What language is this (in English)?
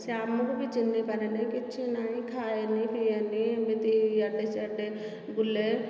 Odia